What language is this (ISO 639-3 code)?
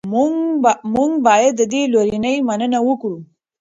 pus